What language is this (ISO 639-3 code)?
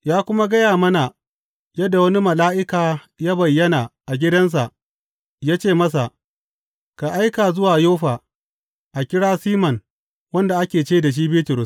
hau